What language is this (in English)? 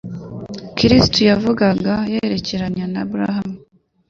Kinyarwanda